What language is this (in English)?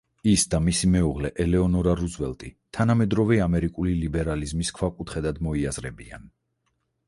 Georgian